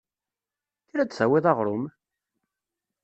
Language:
Kabyle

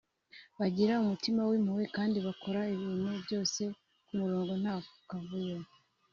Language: Kinyarwanda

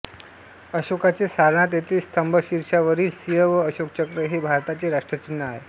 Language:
Marathi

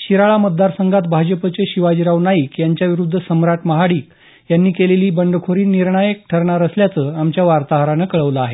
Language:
Marathi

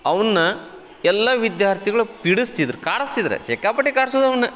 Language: Kannada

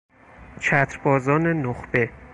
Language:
Persian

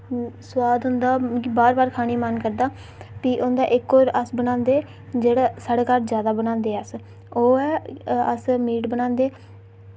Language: Dogri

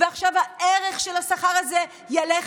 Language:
Hebrew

